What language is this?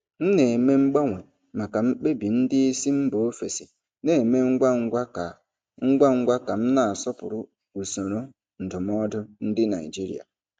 Igbo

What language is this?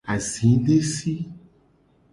Gen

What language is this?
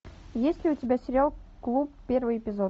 Russian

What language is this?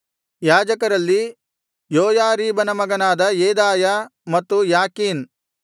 Kannada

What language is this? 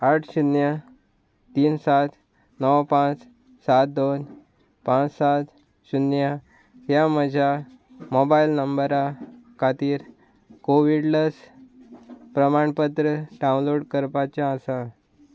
Konkani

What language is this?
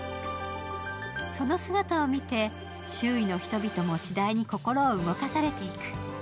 Japanese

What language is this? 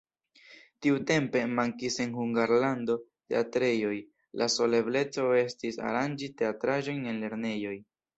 Esperanto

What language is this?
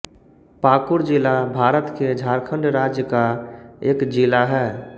Hindi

